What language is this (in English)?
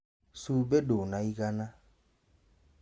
Kikuyu